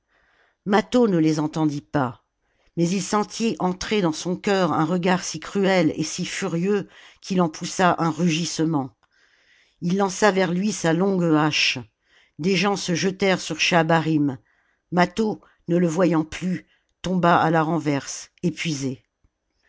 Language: French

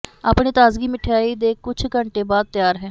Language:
Punjabi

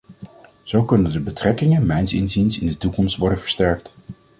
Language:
Dutch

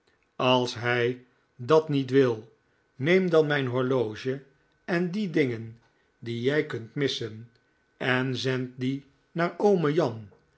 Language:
Dutch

